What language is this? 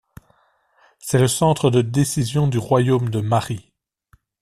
French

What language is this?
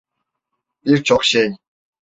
Turkish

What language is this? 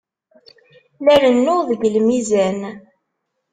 Kabyle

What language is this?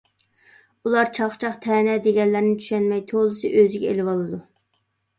Uyghur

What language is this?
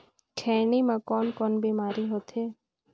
Chhattisgarhi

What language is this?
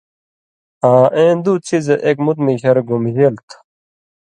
Indus Kohistani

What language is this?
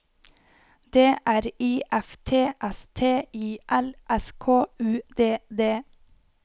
Norwegian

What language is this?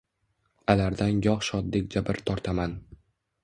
Uzbek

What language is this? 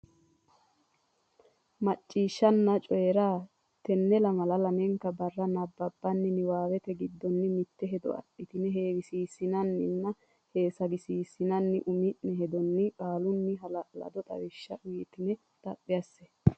Sidamo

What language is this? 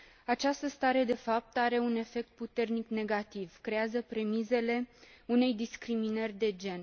Romanian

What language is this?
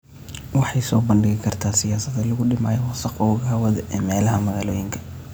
Somali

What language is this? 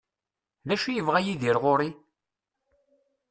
Kabyle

